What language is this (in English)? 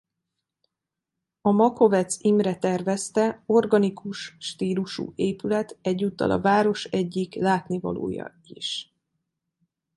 Hungarian